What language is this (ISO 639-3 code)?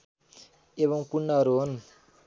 nep